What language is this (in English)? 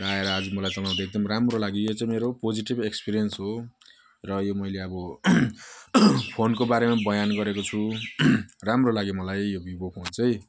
Nepali